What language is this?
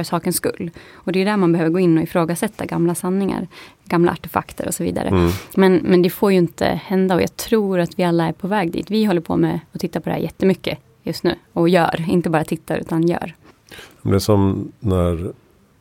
Swedish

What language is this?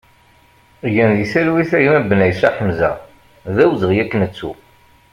Kabyle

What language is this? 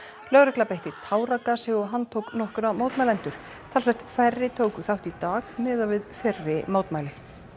Icelandic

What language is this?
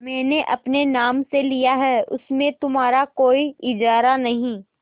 Hindi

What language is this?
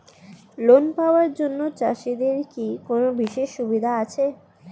Bangla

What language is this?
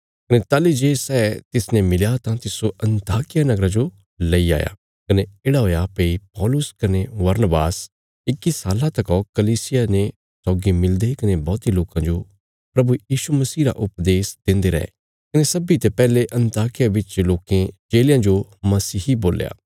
Bilaspuri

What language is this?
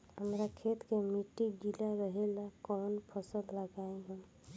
Bhojpuri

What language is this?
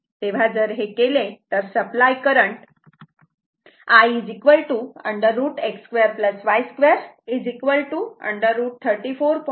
Marathi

